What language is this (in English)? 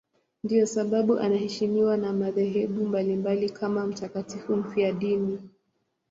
Swahili